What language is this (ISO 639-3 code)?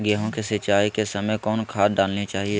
mag